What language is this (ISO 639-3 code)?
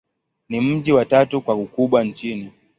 swa